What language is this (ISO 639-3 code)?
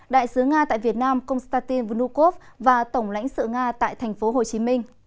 vie